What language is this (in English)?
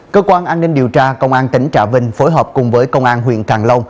Vietnamese